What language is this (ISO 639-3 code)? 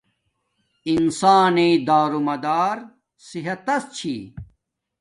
dmk